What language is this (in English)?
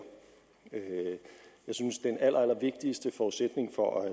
Danish